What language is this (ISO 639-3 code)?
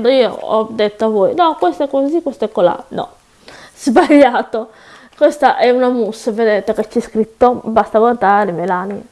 ita